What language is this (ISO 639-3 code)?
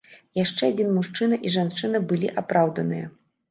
bel